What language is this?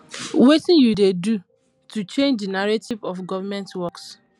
Nigerian Pidgin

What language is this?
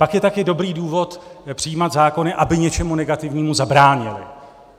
Czech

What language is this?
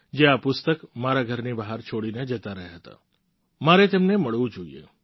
Gujarati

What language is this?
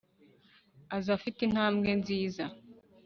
Kinyarwanda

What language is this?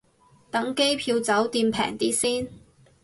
Cantonese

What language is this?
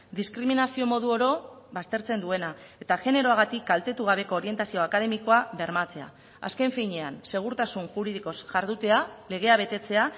Basque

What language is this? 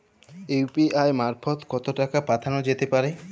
Bangla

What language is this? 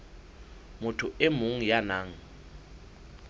Southern Sotho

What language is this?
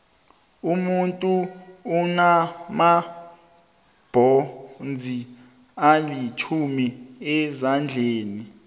South Ndebele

